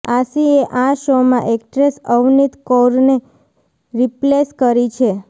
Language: Gujarati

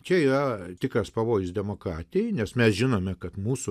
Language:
Lithuanian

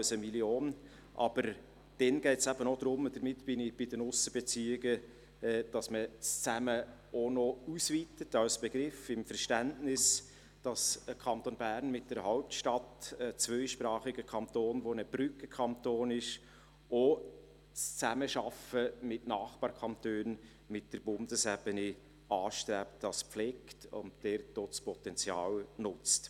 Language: Swiss German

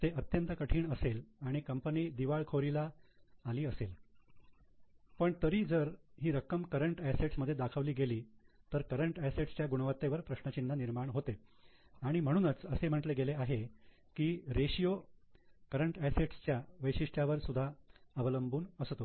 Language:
Marathi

